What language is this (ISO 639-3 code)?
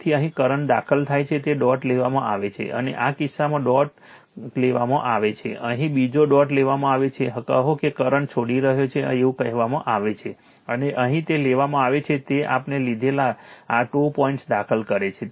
guj